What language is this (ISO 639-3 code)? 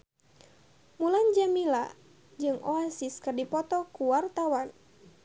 sun